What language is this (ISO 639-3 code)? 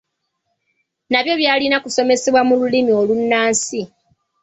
lug